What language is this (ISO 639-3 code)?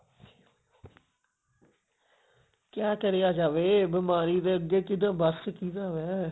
pan